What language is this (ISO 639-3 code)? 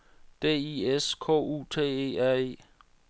dan